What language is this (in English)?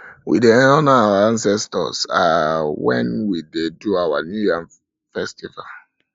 Nigerian Pidgin